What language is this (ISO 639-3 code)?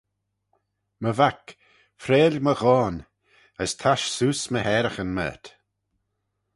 glv